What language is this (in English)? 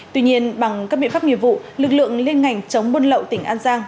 Vietnamese